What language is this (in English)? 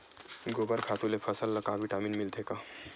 Chhattisgarhi